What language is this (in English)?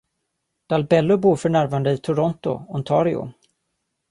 Swedish